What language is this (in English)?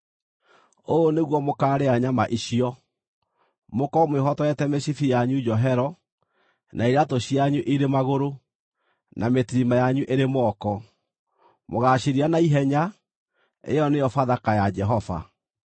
Kikuyu